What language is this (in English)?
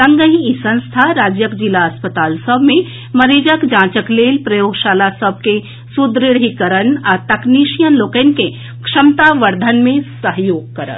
Maithili